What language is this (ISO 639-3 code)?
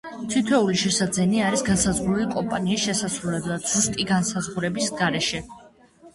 kat